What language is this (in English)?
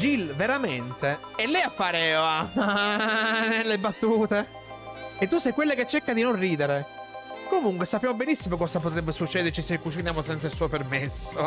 Italian